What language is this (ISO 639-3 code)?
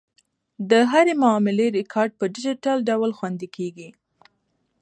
pus